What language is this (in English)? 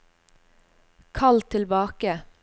Norwegian